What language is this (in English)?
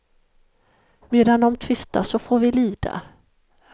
Swedish